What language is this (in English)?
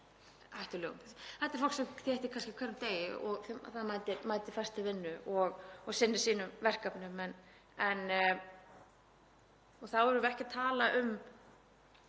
Icelandic